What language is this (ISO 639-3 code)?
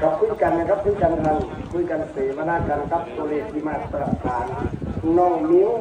tha